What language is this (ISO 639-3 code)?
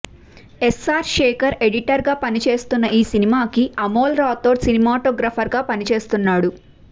tel